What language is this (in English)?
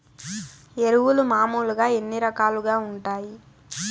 Telugu